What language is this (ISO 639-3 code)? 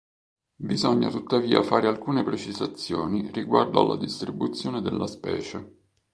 ita